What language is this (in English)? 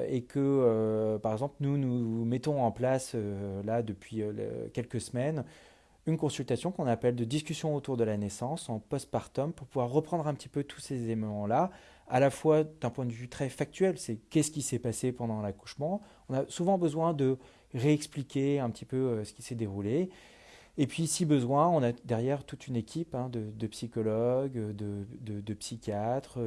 French